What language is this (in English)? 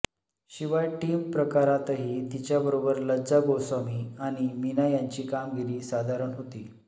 Marathi